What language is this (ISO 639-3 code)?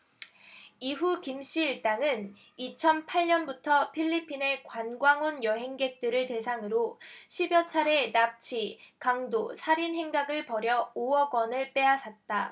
kor